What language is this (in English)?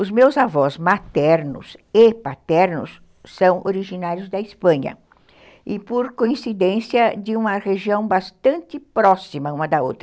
Portuguese